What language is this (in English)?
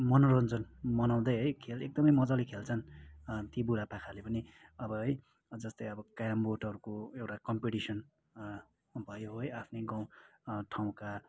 Nepali